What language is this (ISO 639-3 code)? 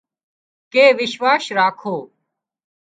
kxp